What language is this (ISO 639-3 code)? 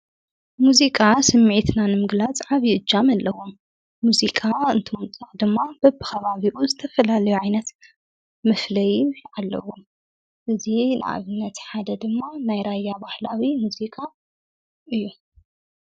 tir